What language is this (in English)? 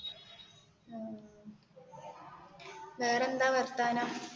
Malayalam